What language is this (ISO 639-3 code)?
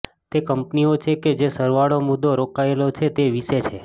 guj